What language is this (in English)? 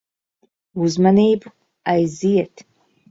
Latvian